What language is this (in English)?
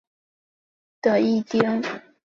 Chinese